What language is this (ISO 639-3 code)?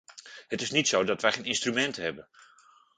nld